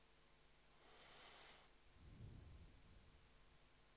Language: Swedish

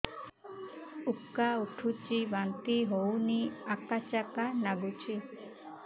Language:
Odia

